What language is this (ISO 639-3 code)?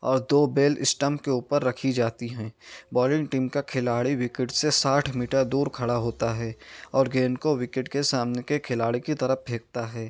urd